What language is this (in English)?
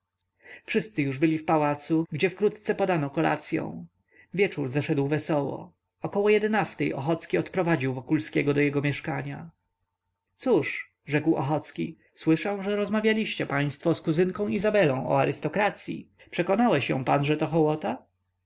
Polish